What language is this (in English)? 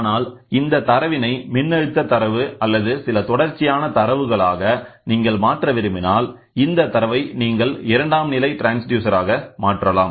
Tamil